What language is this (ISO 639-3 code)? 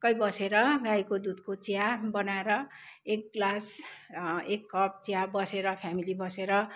nep